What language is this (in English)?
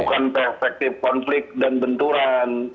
Indonesian